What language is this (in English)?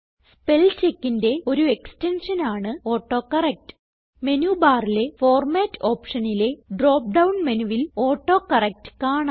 Malayalam